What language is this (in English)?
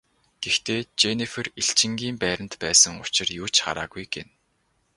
Mongolian